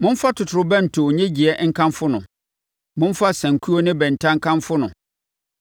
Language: Akan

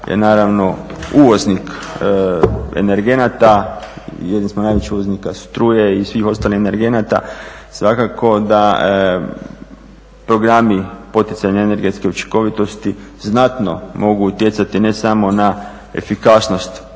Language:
Croatian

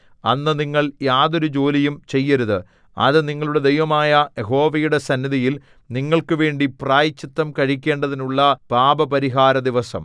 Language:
Malayalam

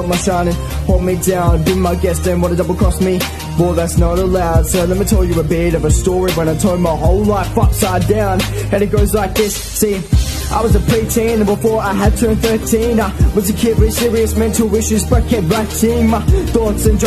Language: English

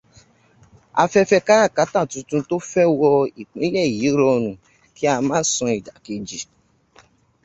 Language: Yoruba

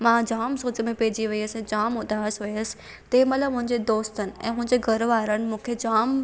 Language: Sindhi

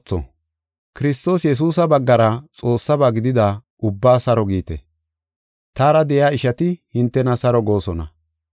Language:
Gofa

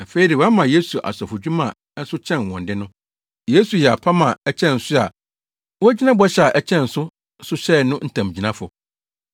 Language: Akan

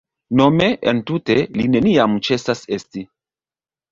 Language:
Esperanto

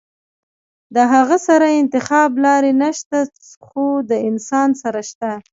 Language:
Pashto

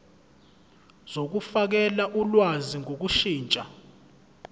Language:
Zulu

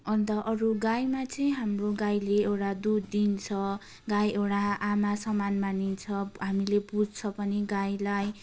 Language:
Nepali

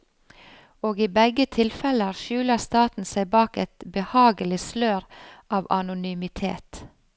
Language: Norwegian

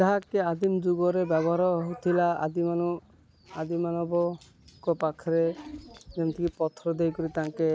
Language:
Odia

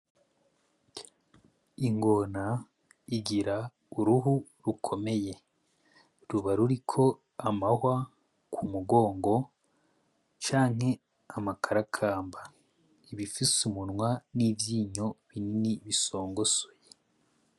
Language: Rundi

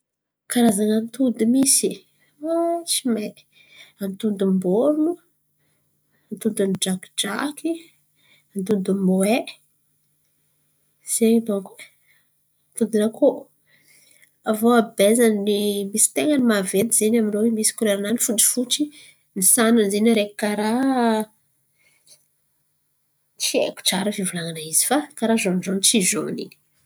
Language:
Antankarana Malagasy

